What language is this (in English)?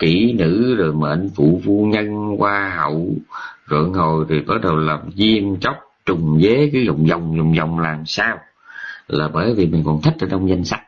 Vietnamese